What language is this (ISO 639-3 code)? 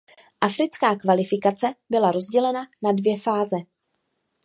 ces